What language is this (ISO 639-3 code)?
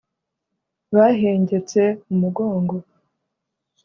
kin